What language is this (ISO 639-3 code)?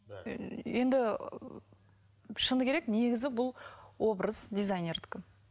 kaz